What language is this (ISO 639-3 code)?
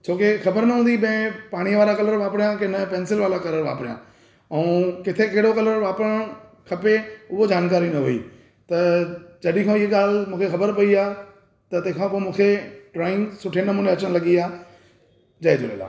snd